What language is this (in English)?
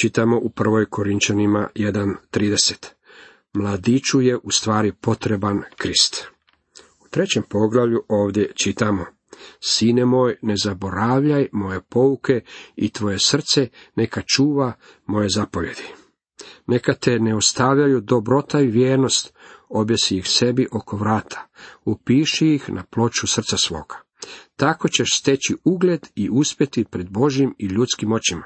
Croatian